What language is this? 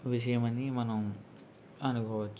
Telugu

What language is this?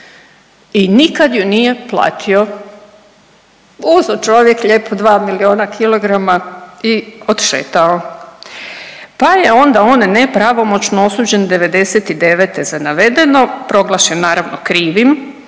Croatian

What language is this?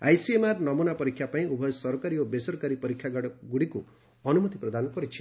Odia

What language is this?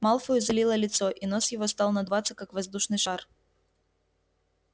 Russian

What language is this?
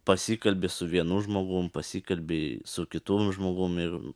Lithuanian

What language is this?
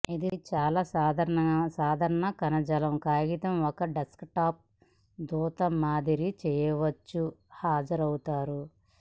Telugu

